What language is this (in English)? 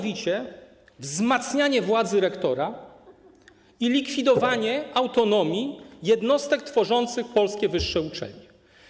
Polish